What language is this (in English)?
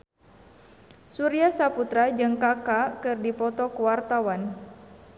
Sundanese